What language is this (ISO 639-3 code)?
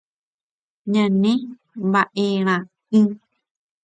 grn